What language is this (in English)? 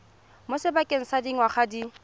Tswana